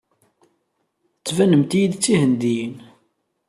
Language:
Kabyle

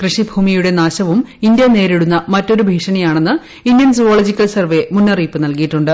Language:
Malayalam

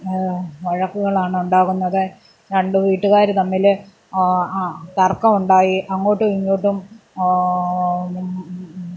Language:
Malayalam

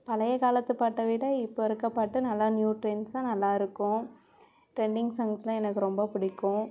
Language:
Tamil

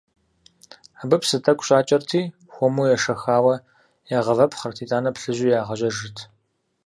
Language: Kabardian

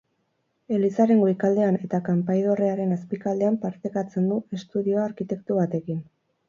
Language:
Basque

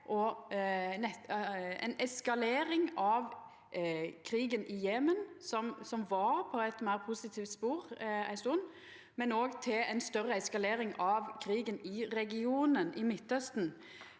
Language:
Norwegian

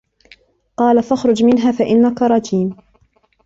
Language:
Arabic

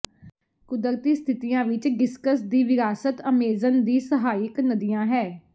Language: Punjabi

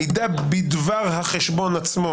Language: Hebrew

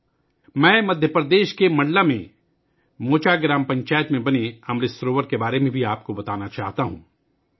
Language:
Urdu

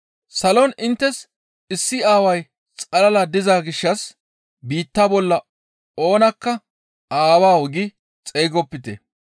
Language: Gamo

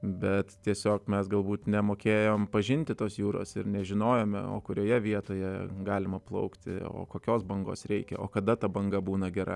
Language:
Lithuanian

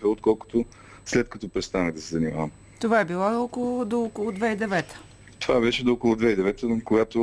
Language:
Bulgarian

